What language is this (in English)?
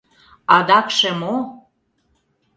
Mari